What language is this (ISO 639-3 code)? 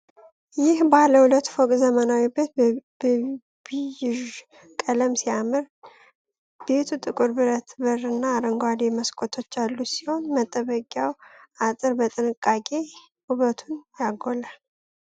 amh